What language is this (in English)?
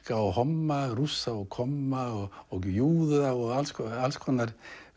Icelandic